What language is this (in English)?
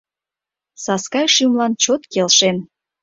Mari